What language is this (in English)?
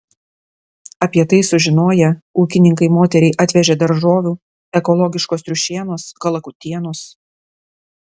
Lithuanian